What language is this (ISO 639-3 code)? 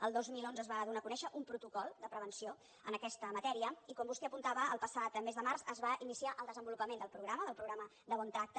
cat